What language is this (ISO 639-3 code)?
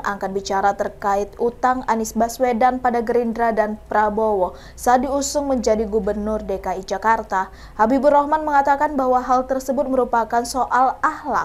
ind